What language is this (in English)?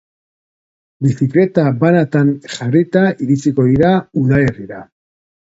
Basque